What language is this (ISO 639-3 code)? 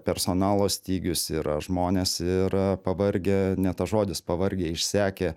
lit